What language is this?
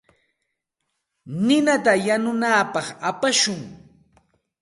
Santa Ana de Tusi Pasco Quechua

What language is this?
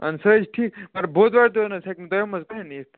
Kashmiri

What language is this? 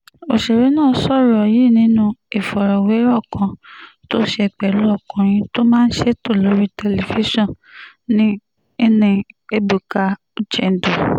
Yoruba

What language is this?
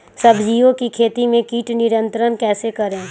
Magahi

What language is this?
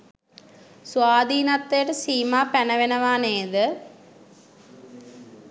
Sinhala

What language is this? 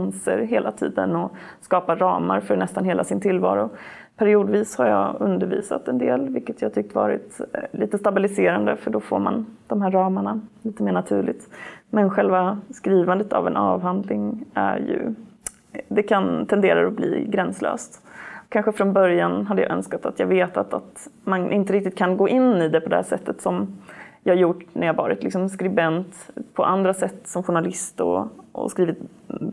Swedish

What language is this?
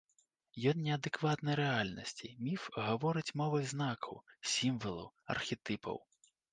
Belarusian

